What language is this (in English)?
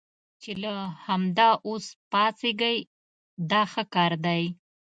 Pashto